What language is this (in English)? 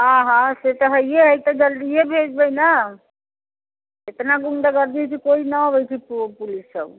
Maithili